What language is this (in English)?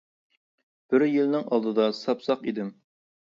Uyghur